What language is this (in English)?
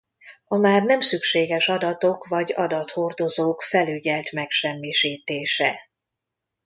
Hungarian